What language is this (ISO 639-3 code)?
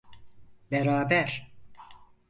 tur